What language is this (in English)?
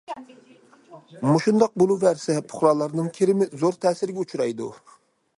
Uyghur